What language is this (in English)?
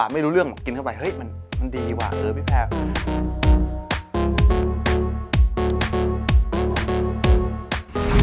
Thai